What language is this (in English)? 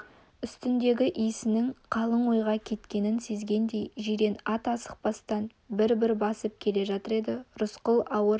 Kazakh